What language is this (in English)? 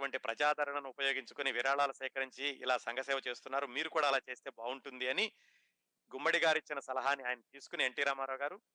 Telugu